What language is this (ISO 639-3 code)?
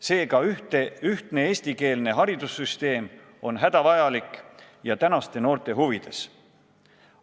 est